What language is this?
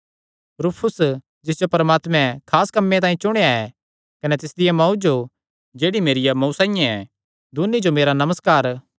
Kangri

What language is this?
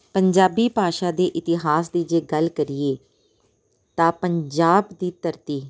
Punjabi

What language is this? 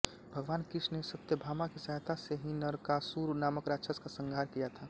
Hindi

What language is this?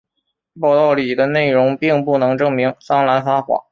Chinese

